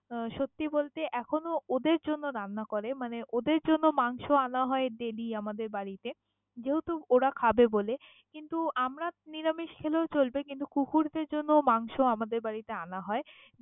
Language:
Bangla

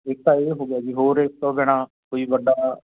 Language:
Punjabi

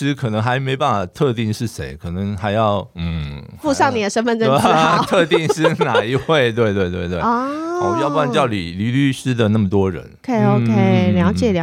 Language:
Chinese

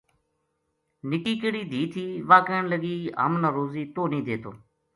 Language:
Gujari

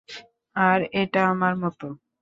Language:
Bangla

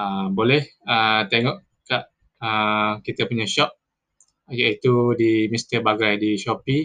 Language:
Malay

